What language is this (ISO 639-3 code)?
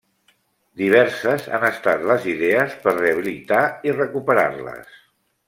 cat